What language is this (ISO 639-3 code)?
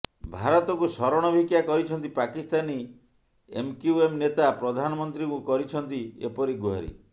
ori